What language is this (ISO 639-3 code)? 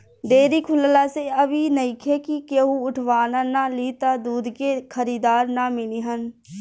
bho